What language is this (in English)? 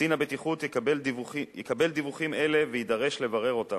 Hebrew